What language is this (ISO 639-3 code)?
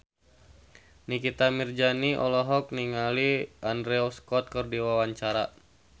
sun